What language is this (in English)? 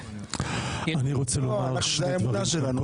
Hebrew